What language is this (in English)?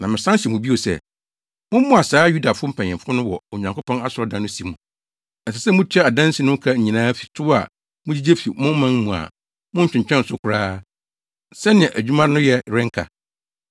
Akan